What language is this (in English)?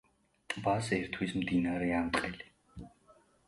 Georgian